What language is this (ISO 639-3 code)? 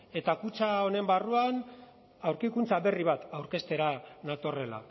eus